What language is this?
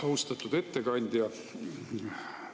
Estonian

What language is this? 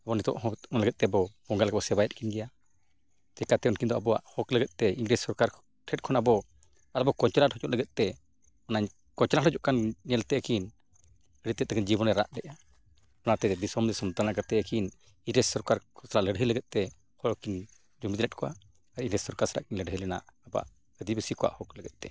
Santali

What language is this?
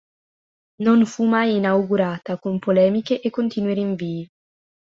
Italian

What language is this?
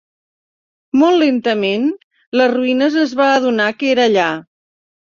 Catalan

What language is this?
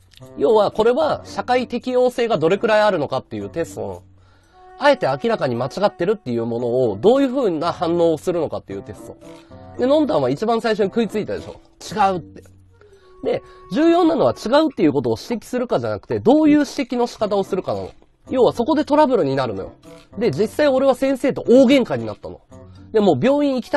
Japanese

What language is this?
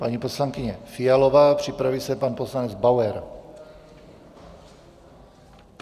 Czech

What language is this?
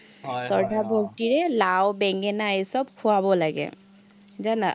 Assamese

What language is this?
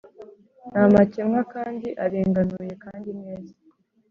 Kinyarwanda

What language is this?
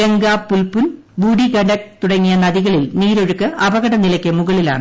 Malayalam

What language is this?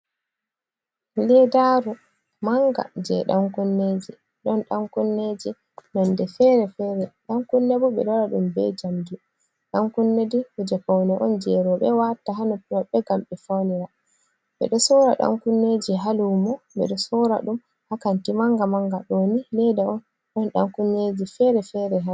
Fula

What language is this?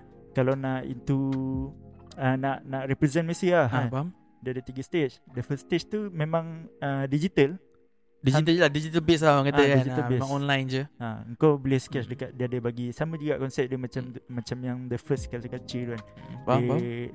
Malay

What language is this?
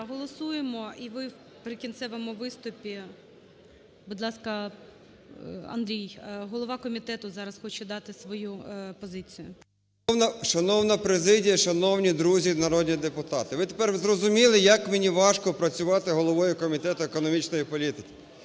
Ukrainian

